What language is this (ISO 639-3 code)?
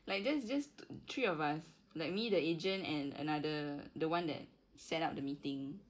eng